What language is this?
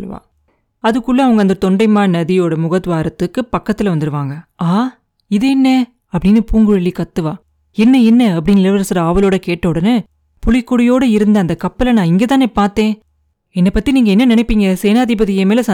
Tamil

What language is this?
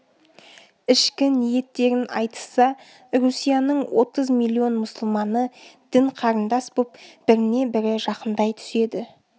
Kazakh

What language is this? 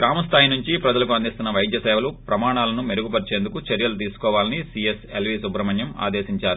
Telugu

